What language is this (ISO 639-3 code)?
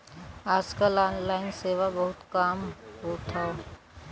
bho